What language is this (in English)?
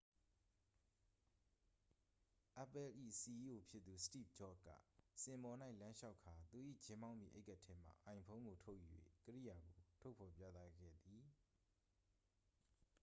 Burmese